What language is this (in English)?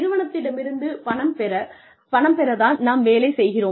Tamil